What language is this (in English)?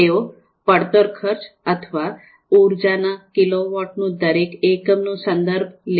Gujarati